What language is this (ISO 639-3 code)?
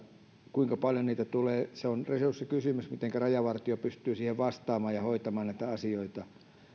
fin